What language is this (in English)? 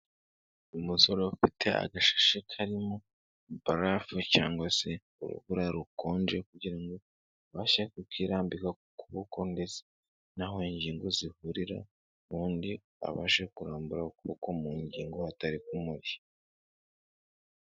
Kinyarwanda